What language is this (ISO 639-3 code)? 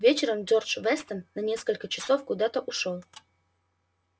rus